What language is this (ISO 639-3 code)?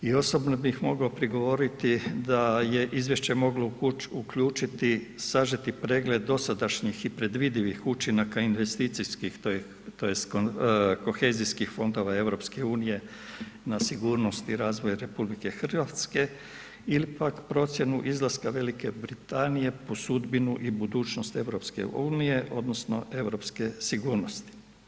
hrv